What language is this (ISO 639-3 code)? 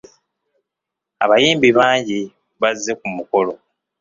lug